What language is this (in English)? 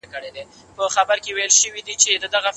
Pashto